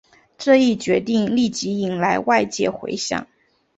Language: Chinese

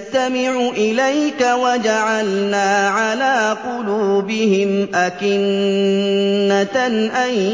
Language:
Arabic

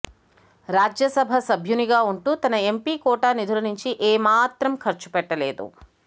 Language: Telugu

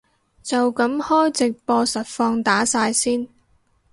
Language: Cantonese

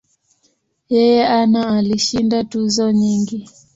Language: Swahili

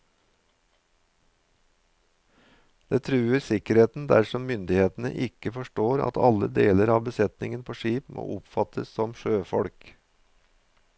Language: Norwegian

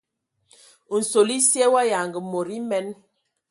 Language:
Ewondo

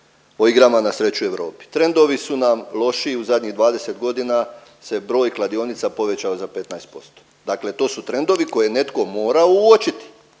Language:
Croatian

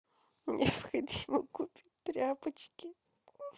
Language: Russian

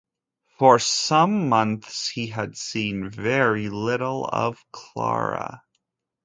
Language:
English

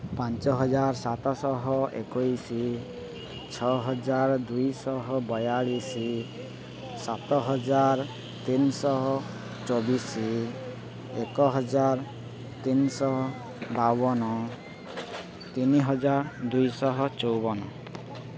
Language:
Odia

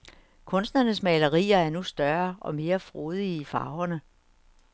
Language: Danish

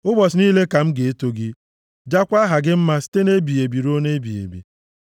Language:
Igbo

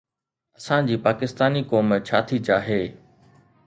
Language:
Sindhi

